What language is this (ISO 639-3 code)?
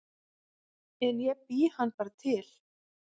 isl